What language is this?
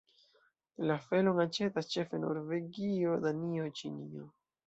Esperanto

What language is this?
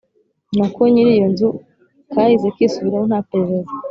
Kinyarwanda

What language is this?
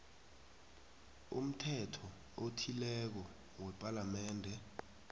South Ndebele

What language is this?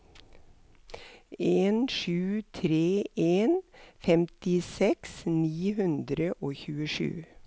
Norwegian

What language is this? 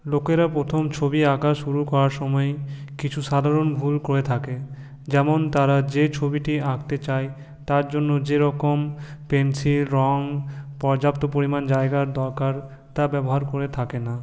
Bangla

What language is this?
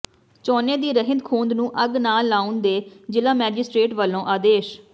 Punjabi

